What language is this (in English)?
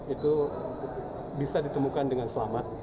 Indonesian